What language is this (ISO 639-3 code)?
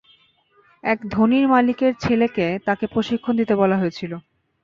ben